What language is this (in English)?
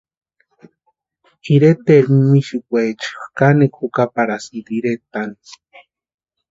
Western Highland Purepecha